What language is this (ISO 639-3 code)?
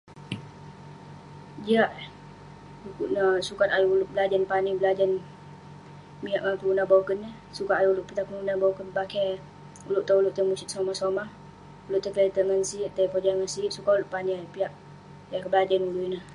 pne